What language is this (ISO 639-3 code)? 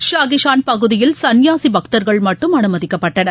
tam